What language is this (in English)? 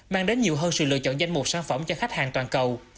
Vietnamese